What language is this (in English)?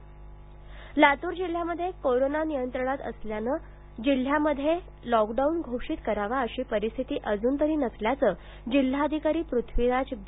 Marathi